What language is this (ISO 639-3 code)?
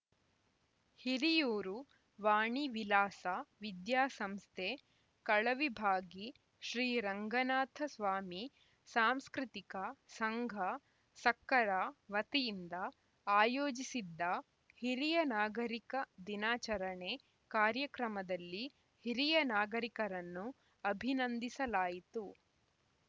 kan